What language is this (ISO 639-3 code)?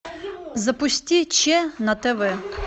rus